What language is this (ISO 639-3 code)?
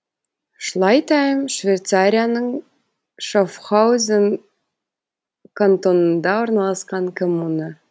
kaz